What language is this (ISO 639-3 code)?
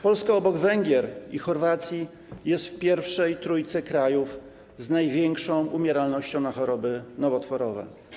pol